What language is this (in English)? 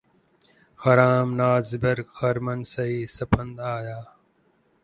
Urdu